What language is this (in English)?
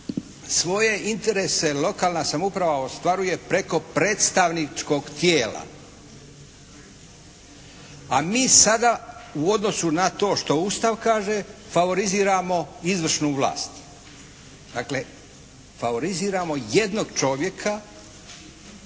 Croatian